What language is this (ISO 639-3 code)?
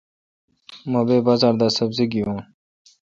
xka